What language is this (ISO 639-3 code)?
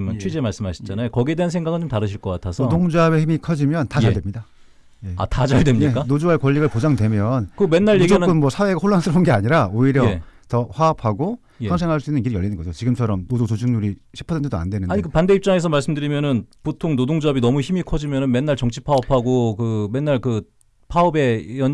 kor